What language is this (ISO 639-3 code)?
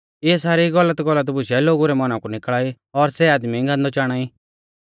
bfz